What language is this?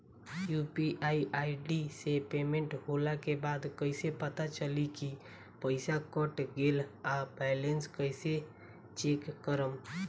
Bhojpuri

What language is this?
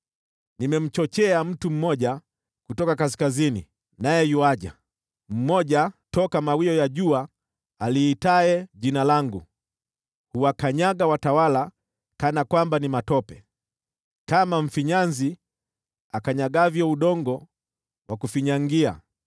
Swahili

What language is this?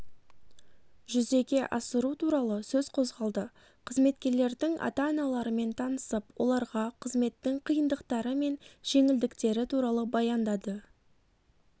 Kazakh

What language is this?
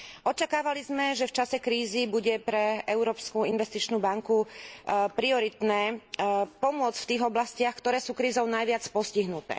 Slovak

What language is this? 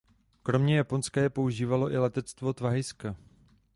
Czech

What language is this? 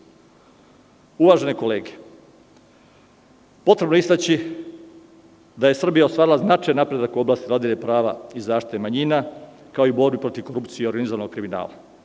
Serbian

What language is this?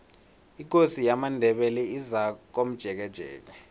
South Ndebele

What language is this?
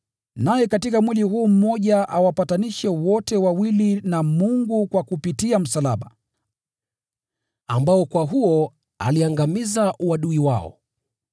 Swahili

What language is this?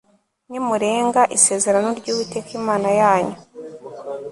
Kinyarwanda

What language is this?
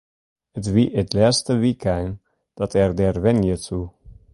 Western Frisian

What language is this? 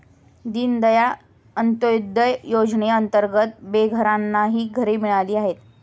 Marathi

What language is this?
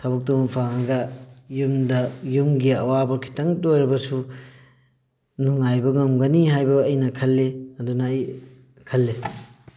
Manipuri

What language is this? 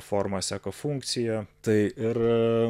Lithuanian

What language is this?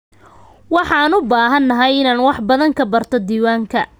Somali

